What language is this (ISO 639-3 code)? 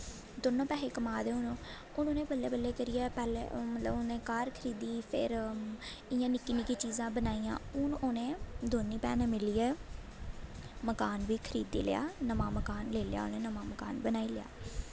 doi